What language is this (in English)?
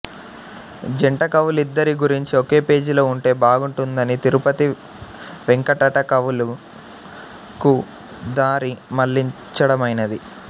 Telugu